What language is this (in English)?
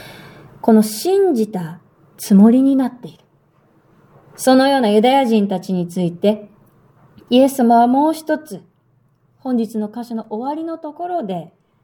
Japanese